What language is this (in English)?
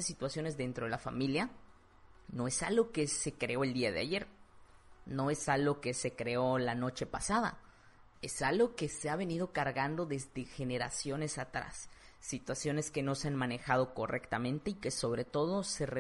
Spanish